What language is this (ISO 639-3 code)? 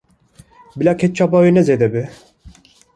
kur